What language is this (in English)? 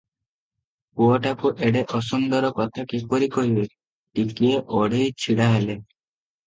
Odia